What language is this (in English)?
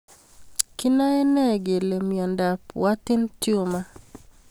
Kalenjin